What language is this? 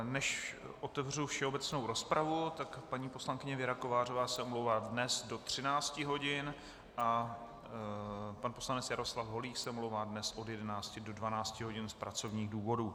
Czech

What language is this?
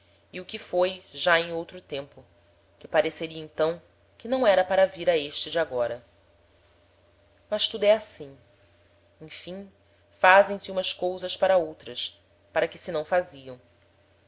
Portuguese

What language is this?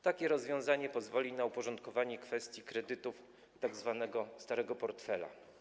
Polish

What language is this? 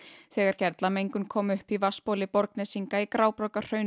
Icelandic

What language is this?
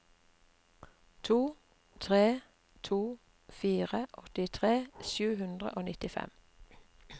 Norwegian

